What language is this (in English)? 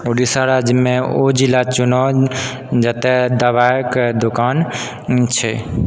Maithili